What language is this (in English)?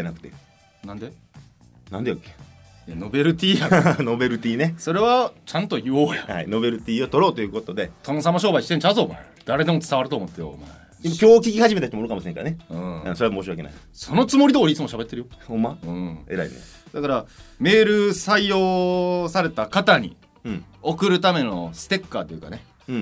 Japanese